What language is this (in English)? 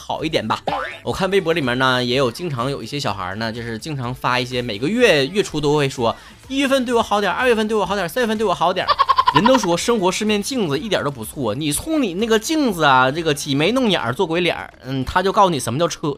Chinese